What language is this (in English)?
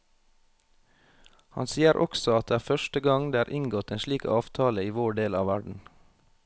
Norwegian